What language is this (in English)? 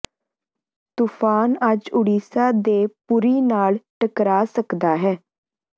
Punjabi